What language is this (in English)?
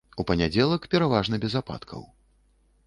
Belarusian